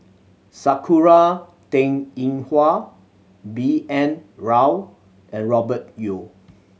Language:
English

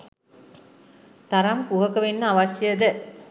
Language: Sinhala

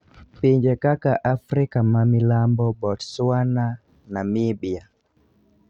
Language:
Luo (Kenya and Tanzania)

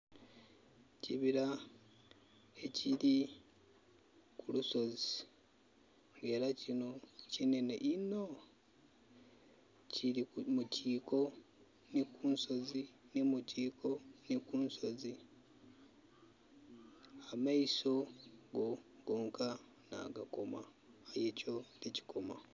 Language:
Soga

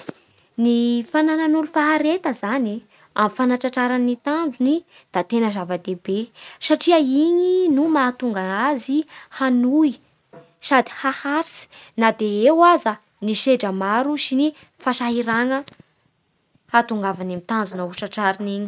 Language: Bara Malagasy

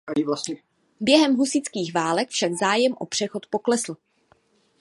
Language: Czech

